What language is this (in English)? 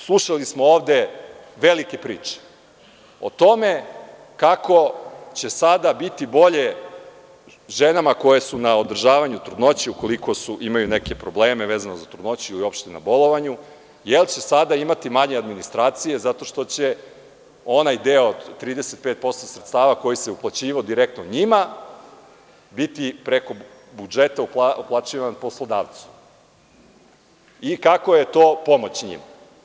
Serbian